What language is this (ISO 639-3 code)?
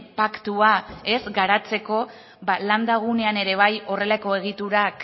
eus